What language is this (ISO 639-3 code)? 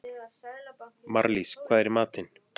isl